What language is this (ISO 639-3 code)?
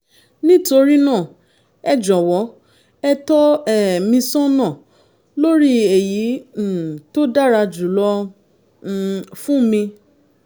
yor